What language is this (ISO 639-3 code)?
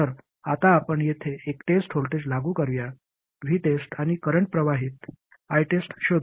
mar